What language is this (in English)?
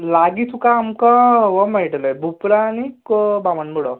Konkani